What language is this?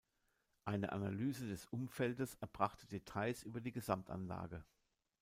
German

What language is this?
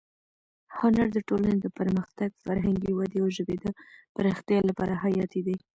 Pashto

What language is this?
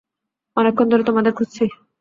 Bangla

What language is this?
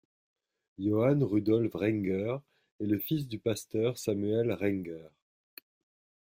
French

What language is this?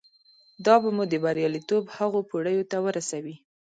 Pashto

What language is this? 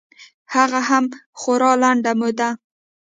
Pashto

